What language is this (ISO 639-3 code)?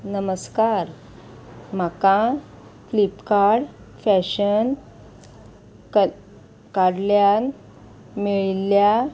kok